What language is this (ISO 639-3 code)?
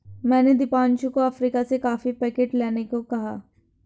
hin